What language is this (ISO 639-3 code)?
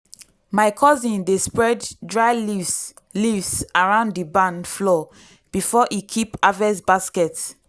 pcm